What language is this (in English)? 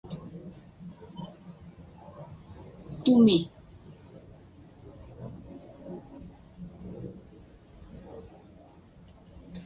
Inupiaq